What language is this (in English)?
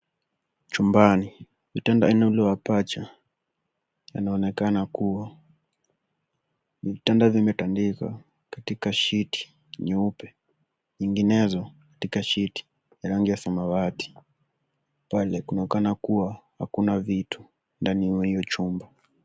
Swahili